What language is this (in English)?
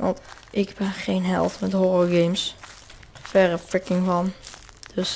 Dutch